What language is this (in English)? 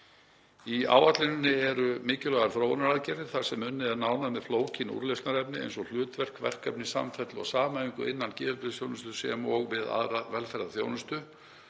Icelandic